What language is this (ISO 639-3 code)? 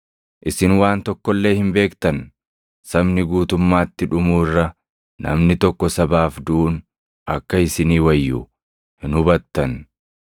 orm